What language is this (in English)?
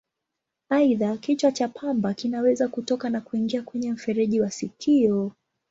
Swahili